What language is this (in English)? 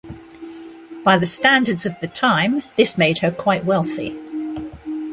English